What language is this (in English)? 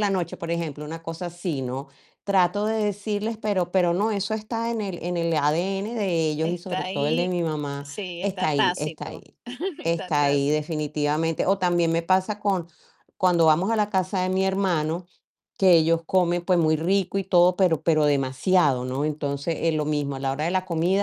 Spanish